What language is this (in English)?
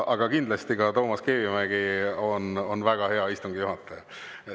Estonian